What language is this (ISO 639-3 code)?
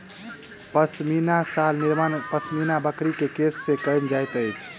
mai